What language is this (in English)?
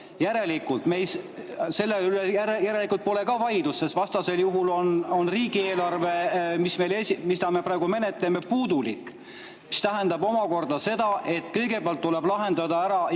Estonian